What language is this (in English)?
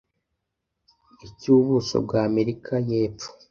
Kinyarwanda